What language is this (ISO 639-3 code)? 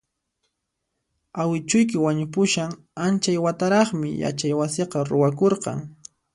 qxp